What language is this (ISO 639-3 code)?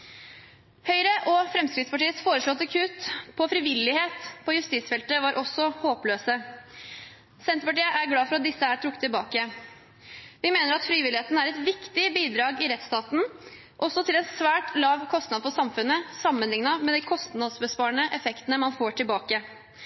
nob